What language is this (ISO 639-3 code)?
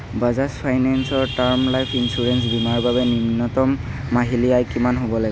asm